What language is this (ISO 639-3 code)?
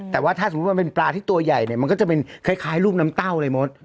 tha